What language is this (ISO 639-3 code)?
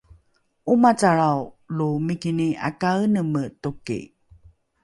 dru